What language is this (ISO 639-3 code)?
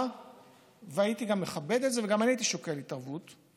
heb